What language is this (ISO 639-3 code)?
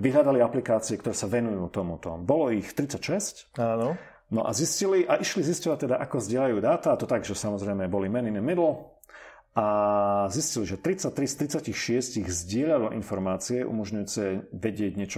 slk